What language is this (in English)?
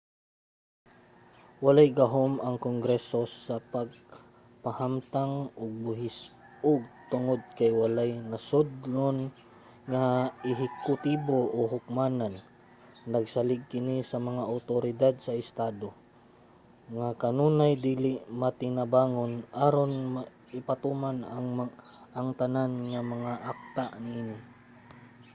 Cebuano